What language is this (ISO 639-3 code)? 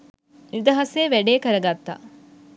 sin